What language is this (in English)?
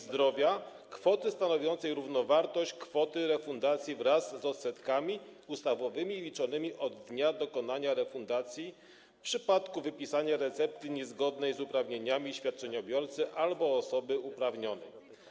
Polish